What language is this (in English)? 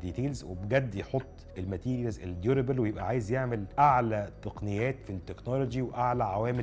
Arabic